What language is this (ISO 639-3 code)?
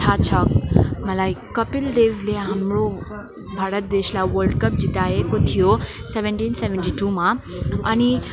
nep